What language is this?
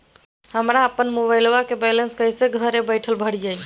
Magahi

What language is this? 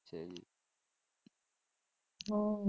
Gujarati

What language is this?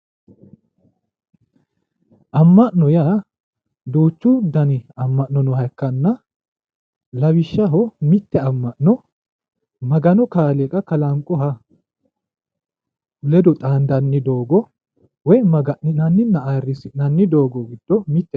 Sidamo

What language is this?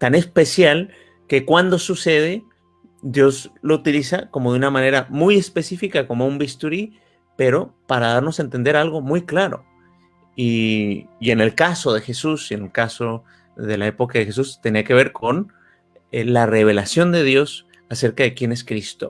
Spanish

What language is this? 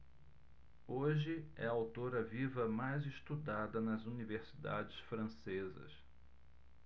Portuguese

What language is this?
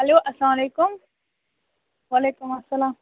Kashmiri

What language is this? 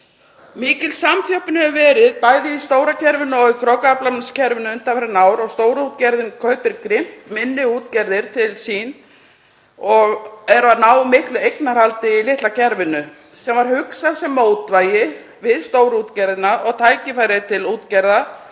Icelandic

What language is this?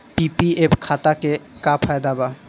Bhojpuri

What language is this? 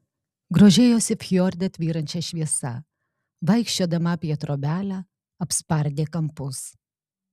Lithuanian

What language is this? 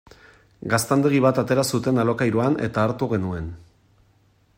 Basque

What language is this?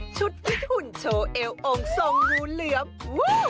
Thai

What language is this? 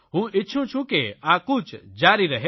Gujarati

